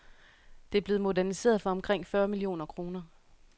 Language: Danish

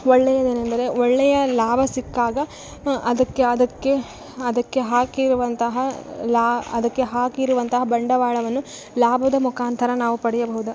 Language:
Kannada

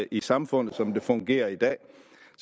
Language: Danish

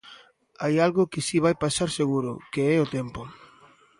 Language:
Galician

